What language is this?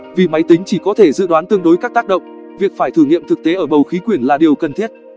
Vietnamese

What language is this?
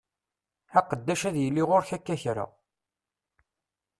Kabyle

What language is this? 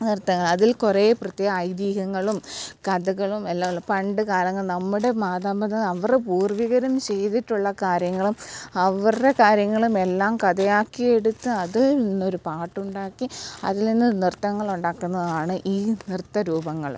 Malayalam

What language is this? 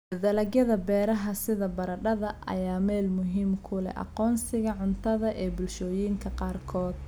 Somali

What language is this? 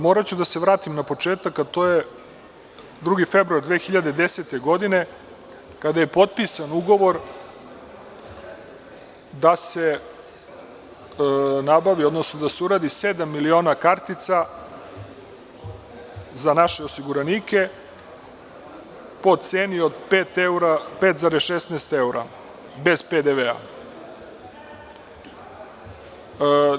Serbian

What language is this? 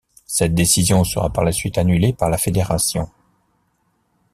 French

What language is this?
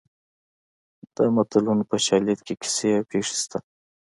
Pashto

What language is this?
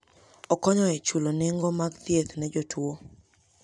Luo (Kenya and Tanzania)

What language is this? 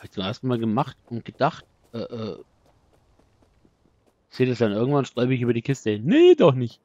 German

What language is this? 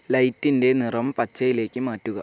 Malayalam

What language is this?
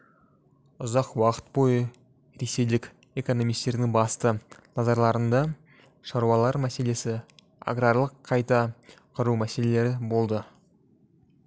Kazakh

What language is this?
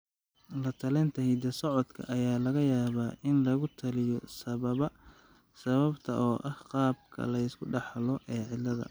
Somali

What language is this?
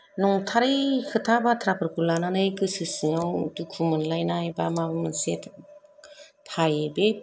Bodo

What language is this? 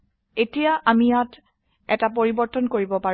Assamese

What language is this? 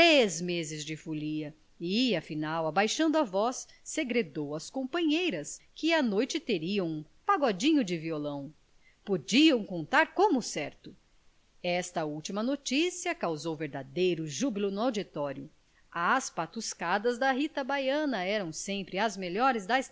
Portuguese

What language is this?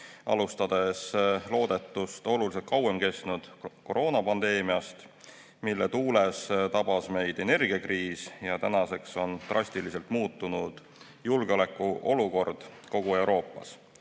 Estonian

